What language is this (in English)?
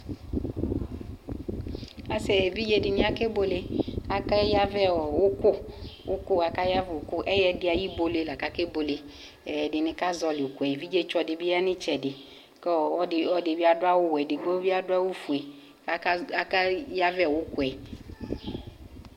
Ikposo